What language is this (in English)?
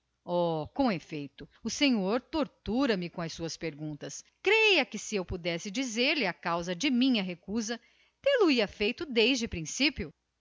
Portuguese